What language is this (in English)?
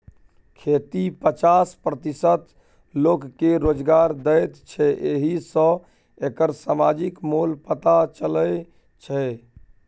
Maithili